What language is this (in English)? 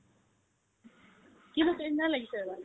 Assamese